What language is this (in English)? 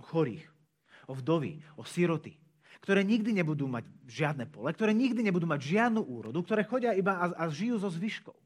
Slovak